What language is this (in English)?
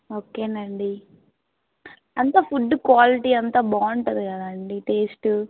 Telugu